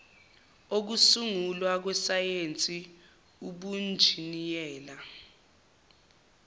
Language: Zulu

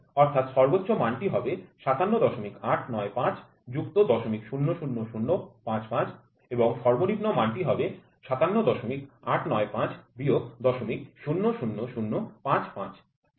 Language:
Bangla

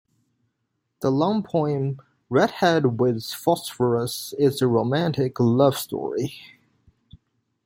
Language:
English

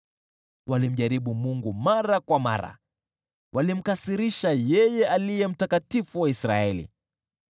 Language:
Swahili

